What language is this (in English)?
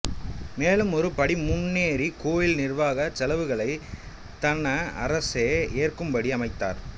Tamil